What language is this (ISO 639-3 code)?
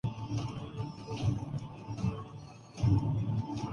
urd